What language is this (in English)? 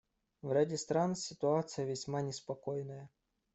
Russian